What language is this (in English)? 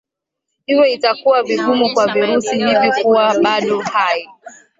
Swahili